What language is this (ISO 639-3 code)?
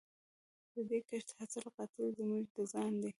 pus